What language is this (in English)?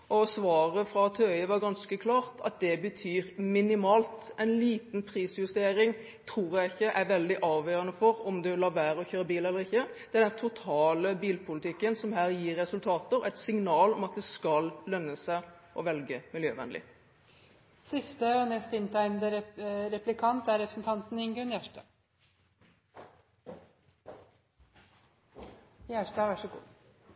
Norwegian